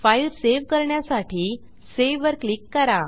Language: Marathi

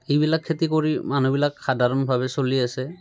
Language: Assamese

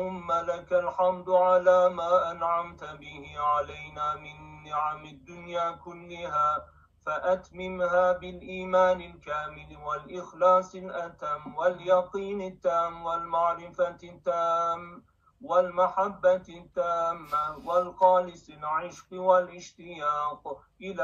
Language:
Turkish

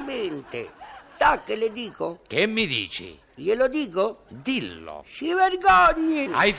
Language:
Italian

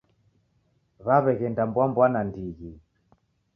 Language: Taita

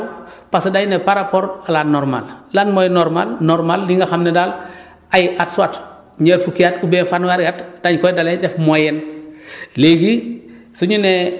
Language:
Wolof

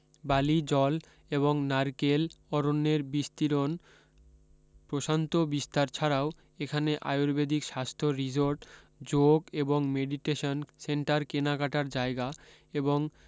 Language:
Bangla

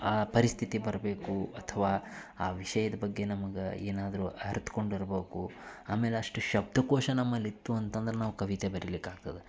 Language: Kannada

